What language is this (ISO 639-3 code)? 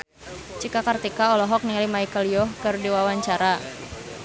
sun